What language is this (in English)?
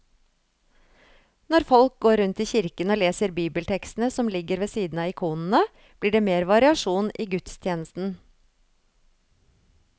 Norwegian